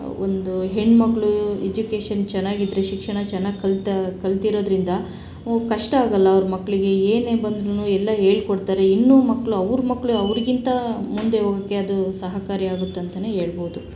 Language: Kannada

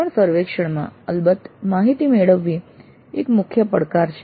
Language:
Gujarati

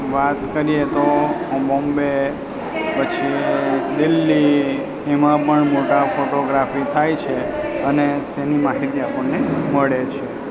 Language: Gujarati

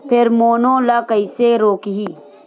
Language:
Chhattisgarhi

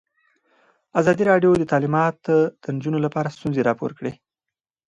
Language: Pashto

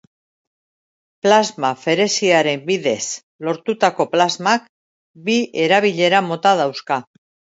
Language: Basque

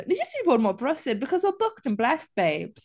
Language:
Welsh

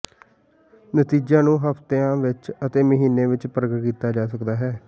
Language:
Punjabi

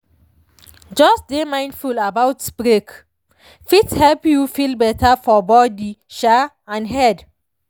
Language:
Nigerian Pidgin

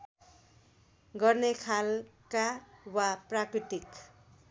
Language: Nepali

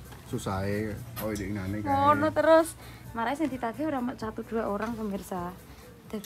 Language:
Indonesian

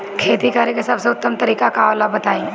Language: Bhojpuri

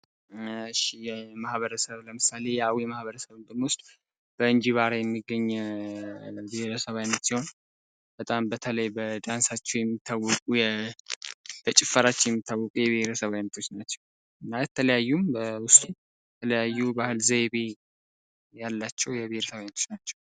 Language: Amharic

